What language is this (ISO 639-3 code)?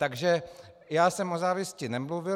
ces